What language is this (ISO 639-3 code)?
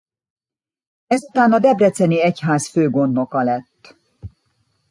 hun